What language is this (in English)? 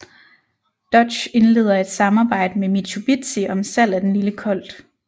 Danish